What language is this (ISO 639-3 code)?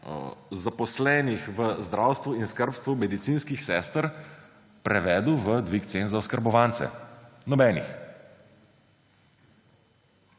slv